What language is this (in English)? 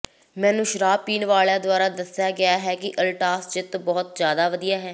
Punjabi